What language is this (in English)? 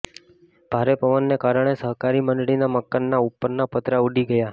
Gujarati